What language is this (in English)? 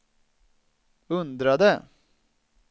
Swedish